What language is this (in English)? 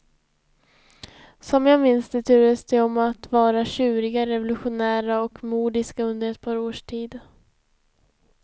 Swedish